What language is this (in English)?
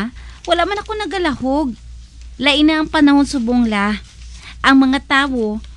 Filipino